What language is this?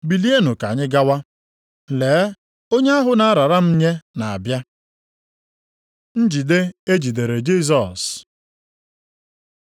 Igbo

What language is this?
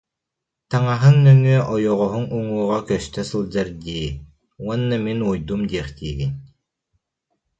Yakut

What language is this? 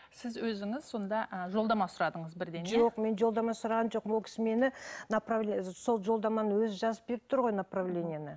Kazakh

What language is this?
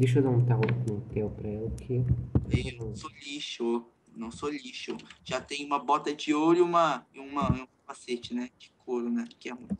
Portuguese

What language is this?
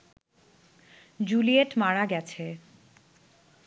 Bangla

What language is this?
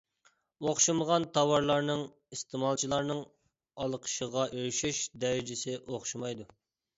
Uyghur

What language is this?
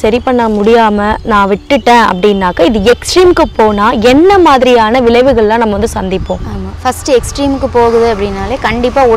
Korean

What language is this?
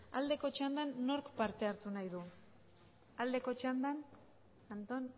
Basque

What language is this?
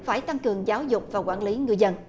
Vietnamese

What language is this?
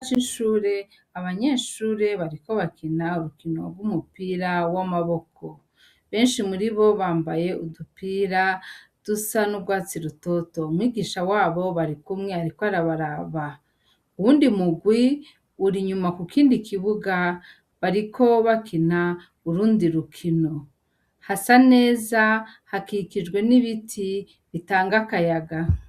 Rundi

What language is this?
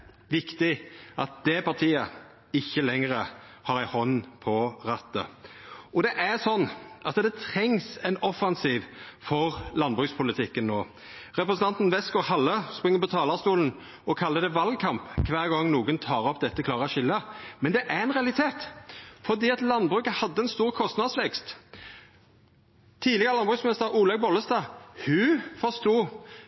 Norwegian Nynorsk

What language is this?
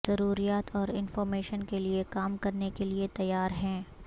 Urdu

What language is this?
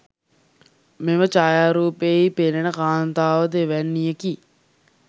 Sinhala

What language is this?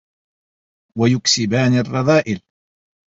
Arabic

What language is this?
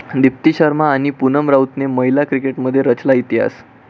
Marathi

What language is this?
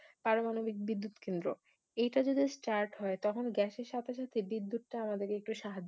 Bangla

